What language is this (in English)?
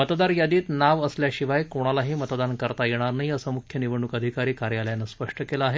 Marathi